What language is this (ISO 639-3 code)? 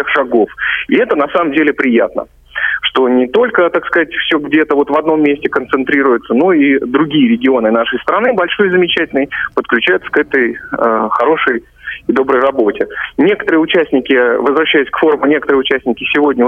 rus